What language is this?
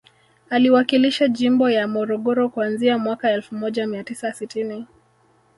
Swahili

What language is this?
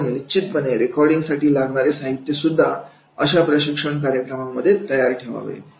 Marathi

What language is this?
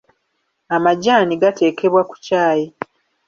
Ganda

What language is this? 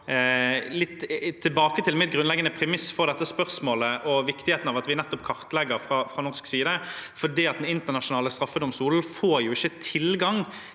Norwegian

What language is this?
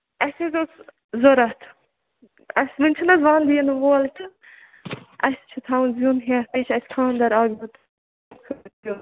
Kashmiri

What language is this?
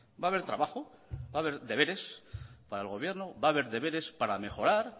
Spanish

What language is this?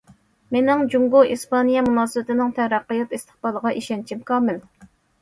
Uyghur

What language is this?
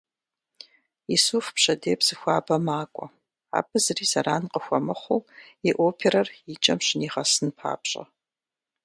Kabardian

